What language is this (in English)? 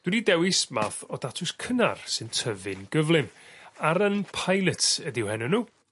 Welsh